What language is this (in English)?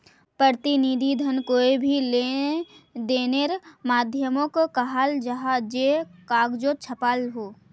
Magahi